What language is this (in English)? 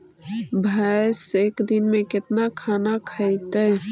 Magahi